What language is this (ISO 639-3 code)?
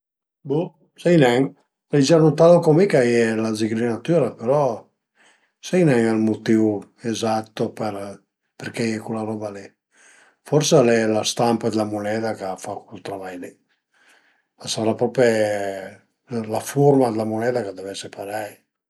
pms